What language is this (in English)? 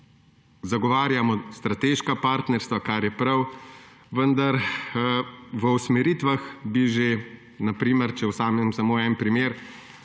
Slovenian